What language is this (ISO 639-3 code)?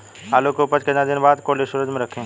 bho